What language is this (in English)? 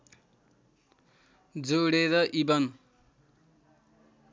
Nepali